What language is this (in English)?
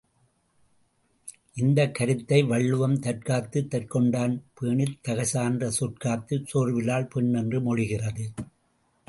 Tamil